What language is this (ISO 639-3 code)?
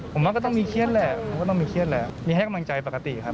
tha